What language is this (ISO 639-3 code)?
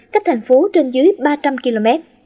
vie